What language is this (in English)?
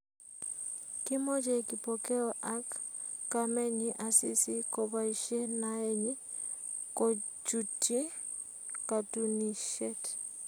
Kalenjin